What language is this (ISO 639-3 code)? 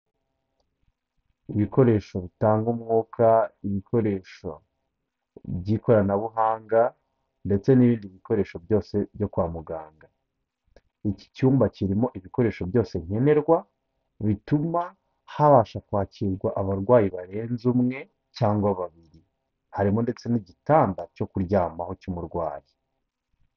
kin